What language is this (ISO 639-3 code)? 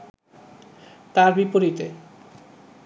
ben